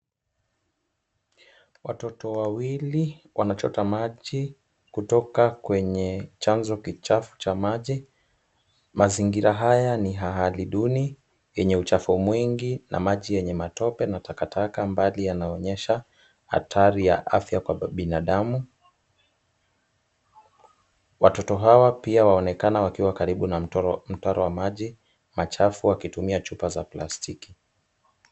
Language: Swahili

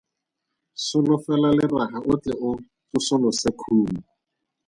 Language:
Tswana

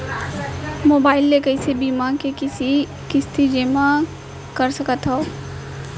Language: Chhattisgarhi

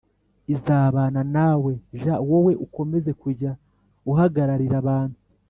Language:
Kinyarwanda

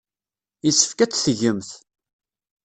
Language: Kabyle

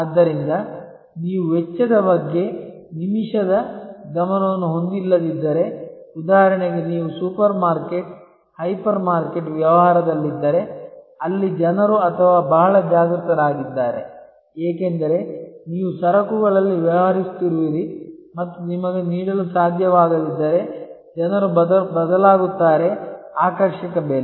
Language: Kannada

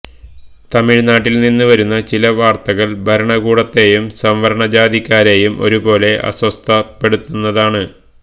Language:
Malayalam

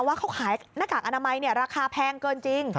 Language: Thai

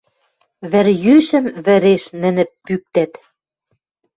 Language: Western Mari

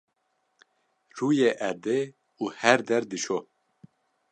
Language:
Kurdish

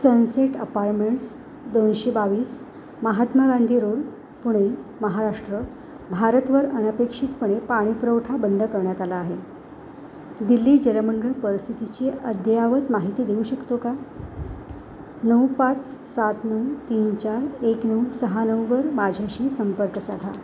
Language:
Marathi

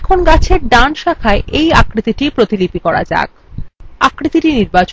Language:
Bangla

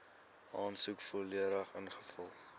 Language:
Afrikaans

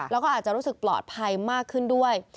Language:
Thai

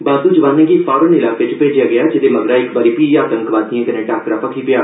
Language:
Dogri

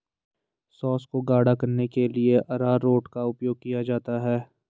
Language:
Hindi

